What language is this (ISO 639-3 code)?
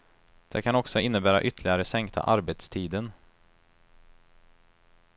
swe